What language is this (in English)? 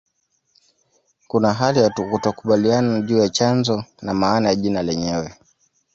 Swahili